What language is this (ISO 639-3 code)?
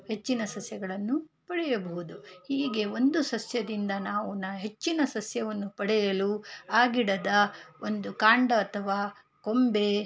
kan